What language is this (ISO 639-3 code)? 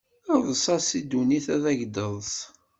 kab